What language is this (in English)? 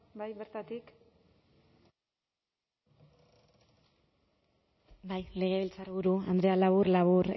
Basque